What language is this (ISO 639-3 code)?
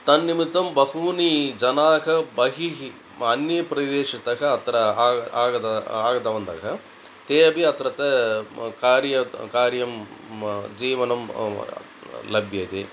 san